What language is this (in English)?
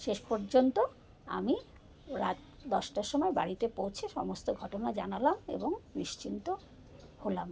Bangla